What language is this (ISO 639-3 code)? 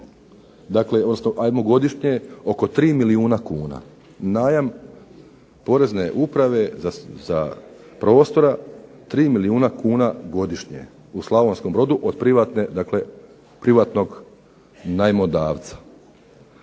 hrv